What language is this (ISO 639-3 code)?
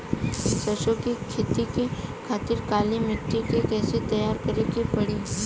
bho